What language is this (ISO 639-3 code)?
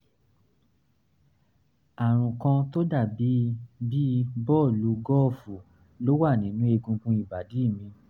yor